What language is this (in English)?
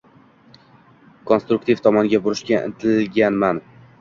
Uzbek